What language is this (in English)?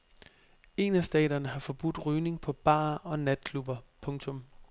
Danish